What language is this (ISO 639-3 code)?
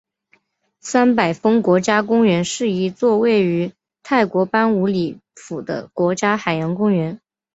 zho